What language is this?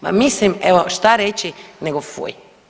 Croatian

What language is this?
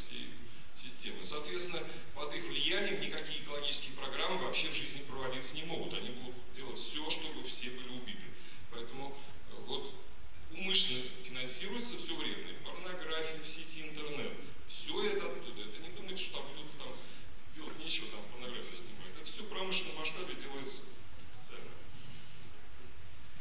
Russian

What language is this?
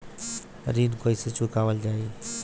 Bhojpuri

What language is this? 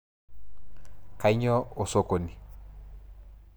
Masai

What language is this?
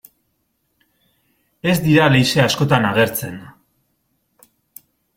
Basque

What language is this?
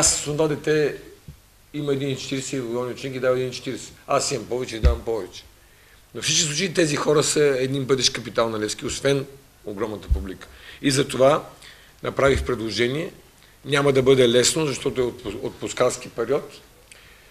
Bulgarian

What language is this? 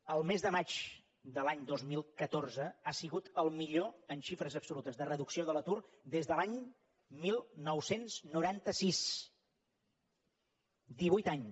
Catalan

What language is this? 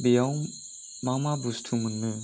Bodo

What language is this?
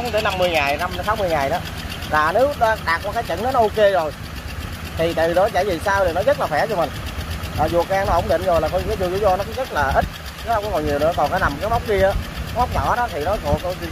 Vietnamese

